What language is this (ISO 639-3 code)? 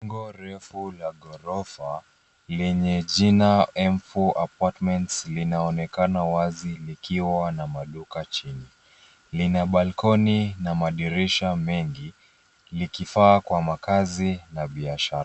swa